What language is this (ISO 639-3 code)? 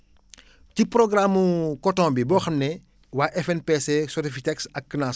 wol